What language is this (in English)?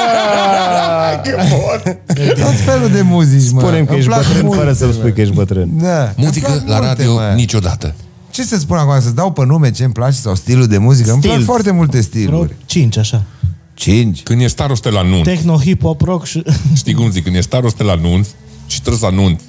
Romanian